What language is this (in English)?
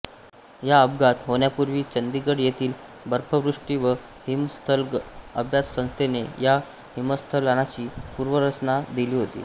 Marathi